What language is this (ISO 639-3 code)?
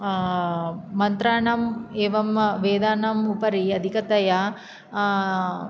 san